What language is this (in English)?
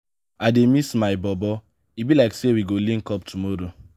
Nigerian Pidgin